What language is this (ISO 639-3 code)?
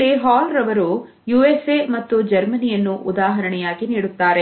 kan